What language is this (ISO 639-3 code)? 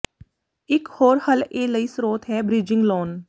pan